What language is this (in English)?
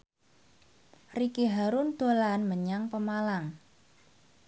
Javanese